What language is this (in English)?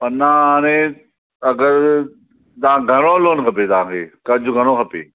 Sindhi